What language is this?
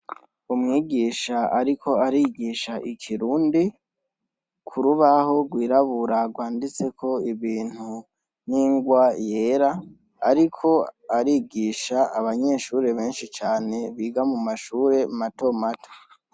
Rundi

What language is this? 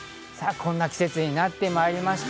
Japanese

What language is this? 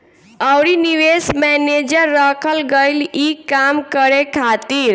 Bhojpuri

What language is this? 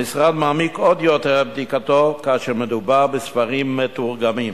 Hebrew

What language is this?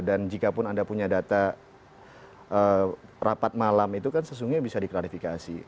Indonesian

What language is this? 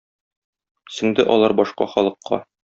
Tatar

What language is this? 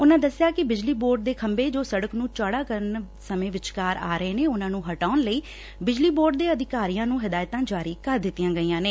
Punjabi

